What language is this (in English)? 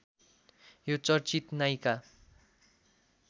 Nepali